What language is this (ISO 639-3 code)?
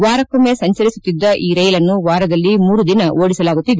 kan